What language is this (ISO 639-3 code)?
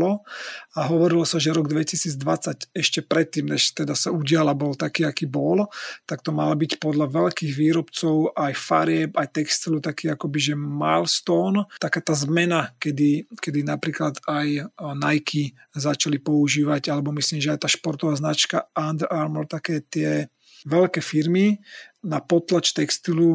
slk